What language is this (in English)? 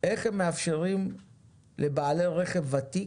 Hebrew